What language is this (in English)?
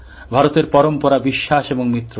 Bangla